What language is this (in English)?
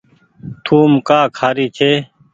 Goaria